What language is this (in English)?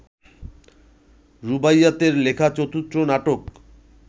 Bangla